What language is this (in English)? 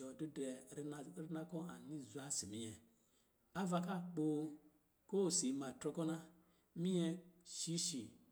Lijili